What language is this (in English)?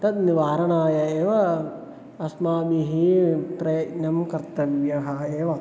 Sanskrit